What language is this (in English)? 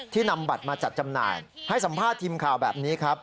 Thai